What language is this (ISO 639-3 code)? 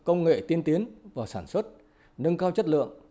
vie